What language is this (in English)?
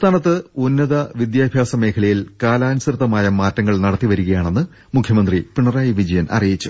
Malayalam